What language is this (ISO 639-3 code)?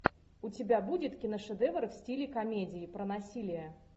rus